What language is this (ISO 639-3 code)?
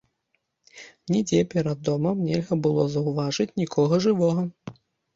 bel